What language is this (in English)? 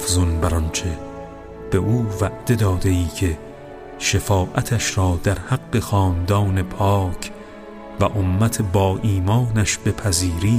Persian